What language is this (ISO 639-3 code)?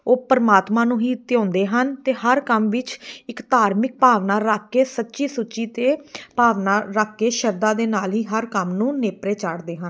pan